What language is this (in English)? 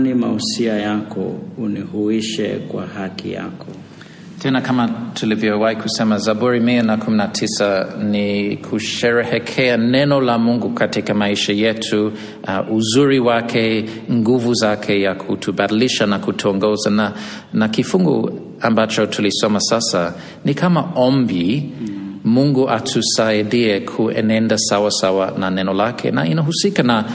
Swahili